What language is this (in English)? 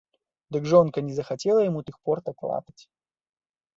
Belarusian